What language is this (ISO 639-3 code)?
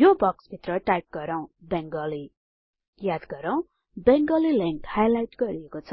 nep